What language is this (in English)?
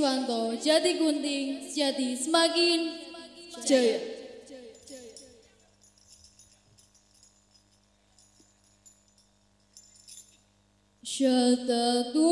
Indonesian